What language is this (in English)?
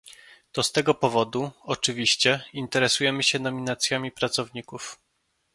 Polish